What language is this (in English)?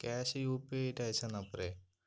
Malayalam